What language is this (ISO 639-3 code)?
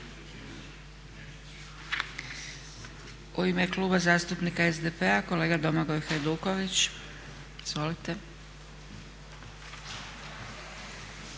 hrv